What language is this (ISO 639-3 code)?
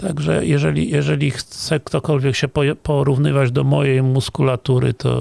pol